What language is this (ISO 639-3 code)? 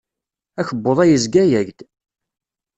kab